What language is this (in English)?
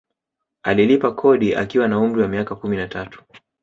Swahili